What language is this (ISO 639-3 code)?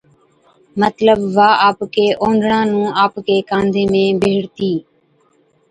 odk